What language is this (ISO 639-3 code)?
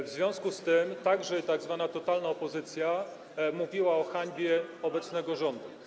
pol